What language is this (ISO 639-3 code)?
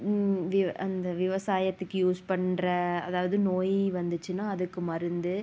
tam